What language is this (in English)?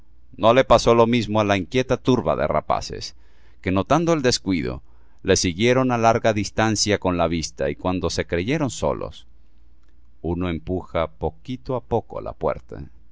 Spanish